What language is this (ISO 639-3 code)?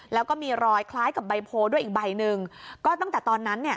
tha